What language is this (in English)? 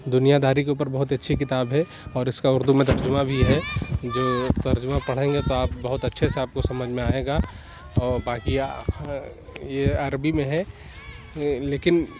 Urdu